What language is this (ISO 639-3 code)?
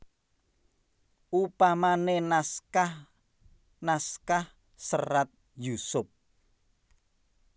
jav